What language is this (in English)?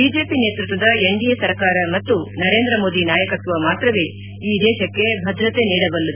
Kannada